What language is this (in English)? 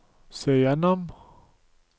Norwegian